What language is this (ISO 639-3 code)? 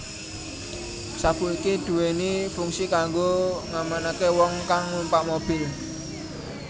jav